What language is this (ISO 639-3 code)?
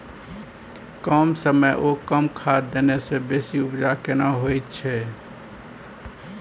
mai